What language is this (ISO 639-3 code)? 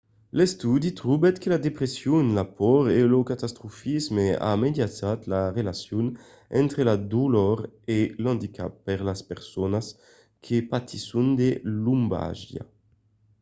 oci